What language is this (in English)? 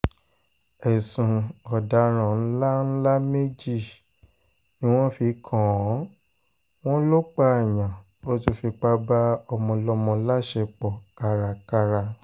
Yoruba